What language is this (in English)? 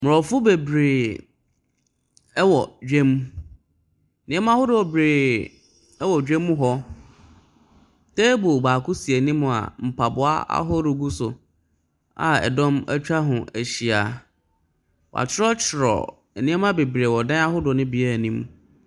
Akan